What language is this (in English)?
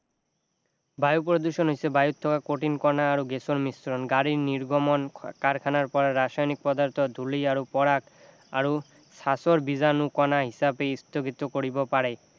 Assamese